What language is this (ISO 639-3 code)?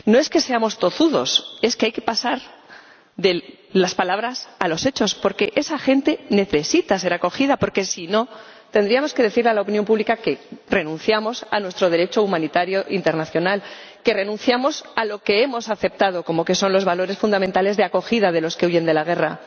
spa